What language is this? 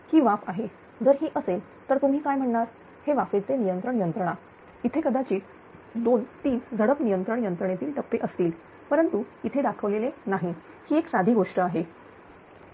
Marathi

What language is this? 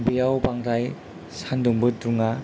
Bodo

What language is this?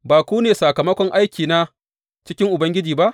Hausa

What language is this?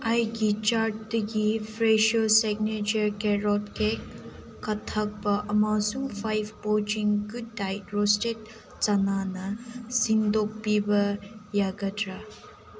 Manipuri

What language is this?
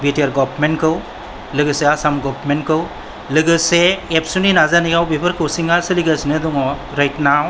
Bodo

